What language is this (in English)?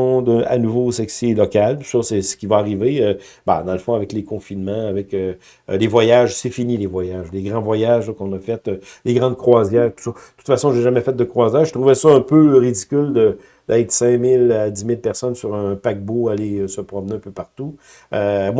French